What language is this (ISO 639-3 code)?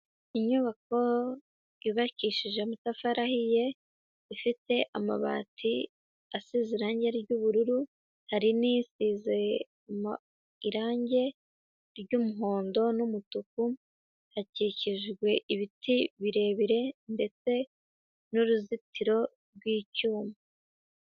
kin